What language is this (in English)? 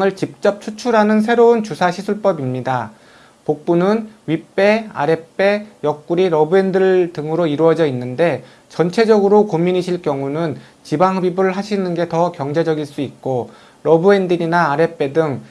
Korean